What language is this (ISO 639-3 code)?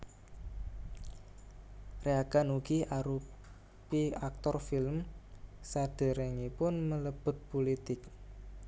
jav